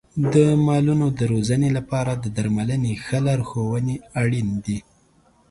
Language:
Pashto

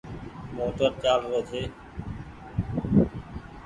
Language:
Goaria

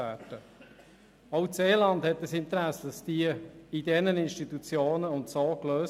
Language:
Swiss German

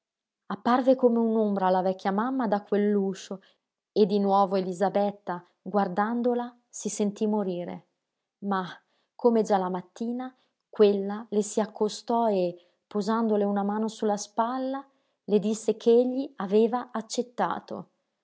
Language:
Italian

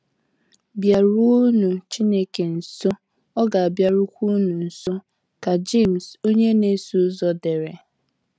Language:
Igbo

